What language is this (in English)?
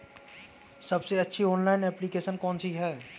Hindi